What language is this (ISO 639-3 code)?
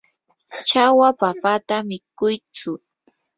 qur